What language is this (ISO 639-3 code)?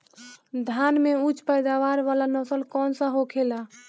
bho